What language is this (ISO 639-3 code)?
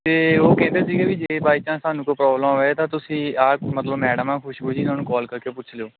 pan